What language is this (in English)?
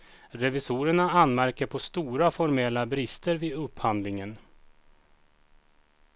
Swedish